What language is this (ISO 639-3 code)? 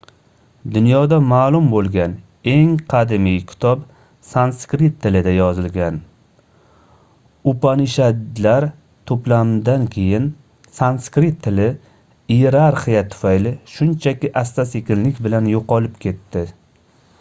uzb